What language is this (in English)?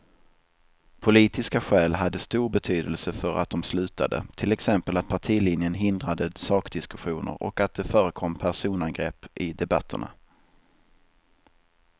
Swedish